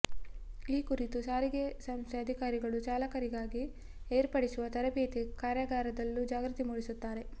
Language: Kannada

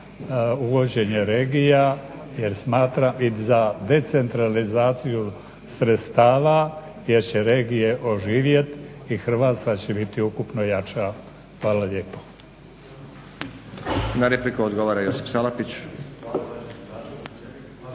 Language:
Croatian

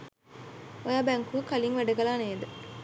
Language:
Sinhala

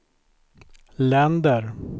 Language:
Swedish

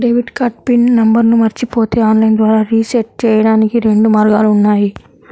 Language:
Telugu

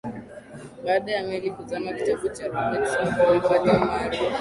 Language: Swahili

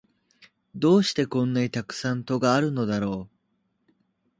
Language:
Japanese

